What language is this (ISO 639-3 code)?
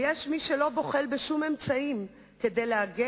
heb